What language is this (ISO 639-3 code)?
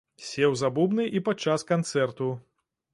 bel